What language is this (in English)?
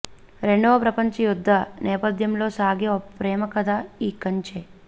Telugu